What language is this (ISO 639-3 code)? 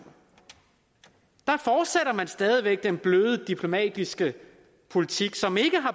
dan